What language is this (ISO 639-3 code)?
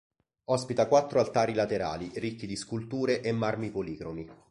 ita